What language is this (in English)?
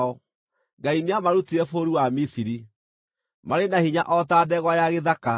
Kikuyu